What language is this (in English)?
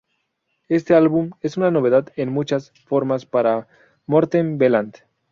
Spanish